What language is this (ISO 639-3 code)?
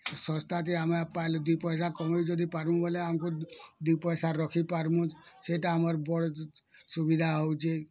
ori